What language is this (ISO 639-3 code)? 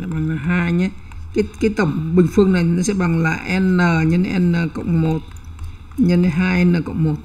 vie